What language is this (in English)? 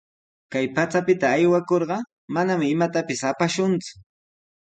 Sihuas Ancash Quechua